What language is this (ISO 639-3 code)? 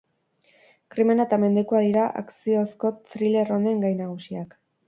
eus